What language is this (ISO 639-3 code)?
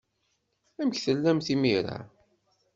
kab